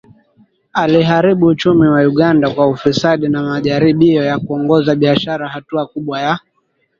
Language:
Swahili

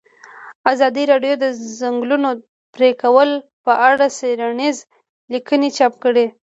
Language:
Pashto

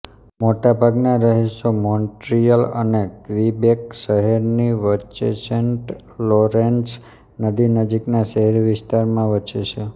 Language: Gujarati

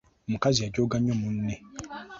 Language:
Ganda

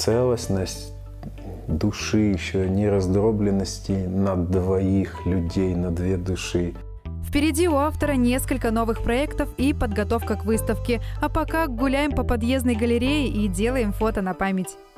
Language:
Russian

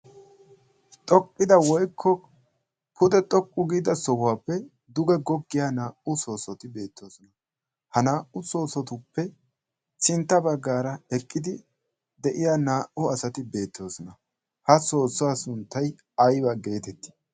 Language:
Wolaytta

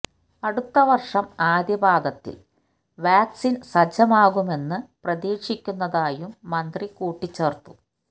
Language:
Malayalam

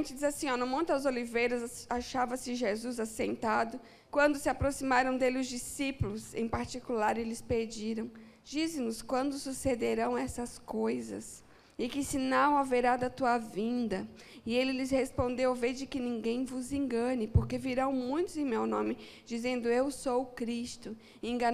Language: Portuguese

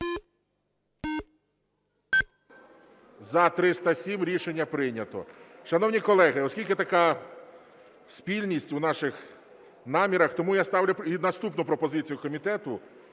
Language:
Ukrainian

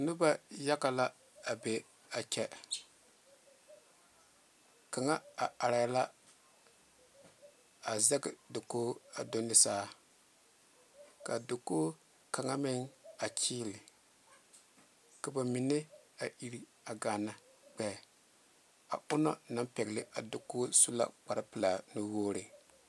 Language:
Southern Dagaare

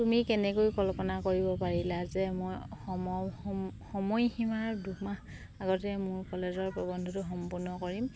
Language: Assamese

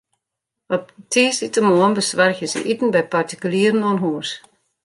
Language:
Western Frisian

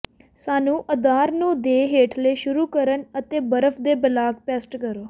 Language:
Punjabi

